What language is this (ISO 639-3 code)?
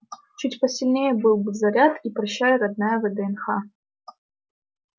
rus